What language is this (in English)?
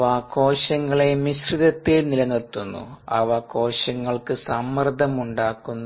Malayalam